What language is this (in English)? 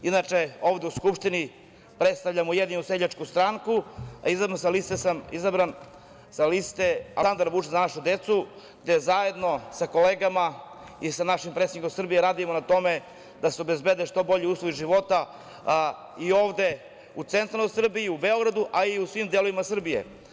Serbian